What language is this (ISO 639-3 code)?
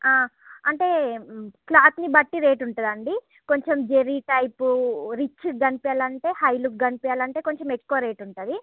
tel